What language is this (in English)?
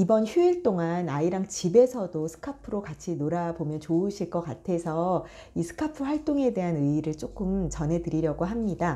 Korean